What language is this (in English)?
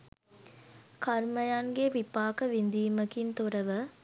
Sinhala